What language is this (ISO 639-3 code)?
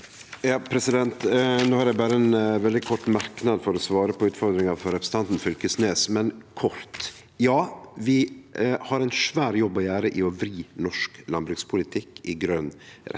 nor